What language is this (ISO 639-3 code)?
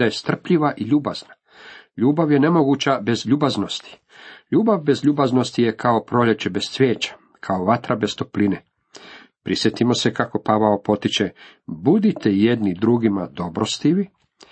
hrv